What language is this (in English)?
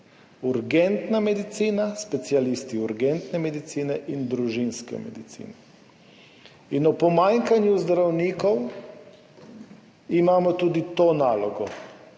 Slovenian